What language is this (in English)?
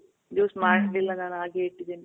Kannada